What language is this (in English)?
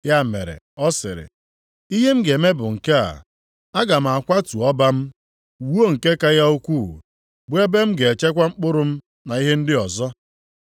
Igbo